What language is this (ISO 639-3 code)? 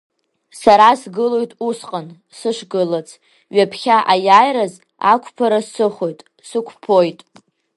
abk